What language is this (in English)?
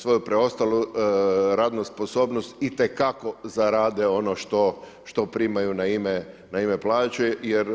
Croatian